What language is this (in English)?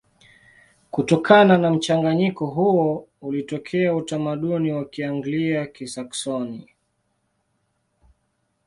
Swahili